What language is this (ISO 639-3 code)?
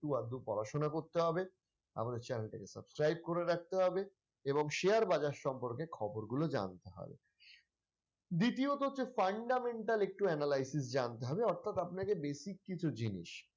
ben